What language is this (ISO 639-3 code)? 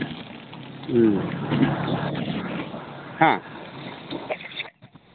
mni